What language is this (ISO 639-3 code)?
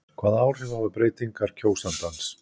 isl